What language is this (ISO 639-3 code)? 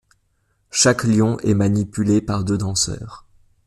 fra